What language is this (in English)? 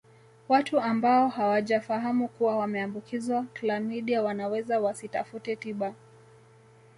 Swahili